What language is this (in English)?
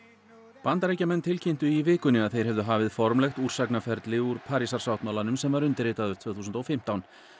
Icelandic